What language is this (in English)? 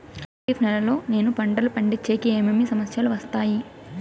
Telugu